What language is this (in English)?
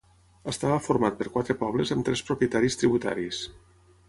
Catalan